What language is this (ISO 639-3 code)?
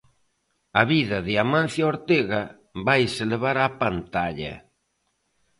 glg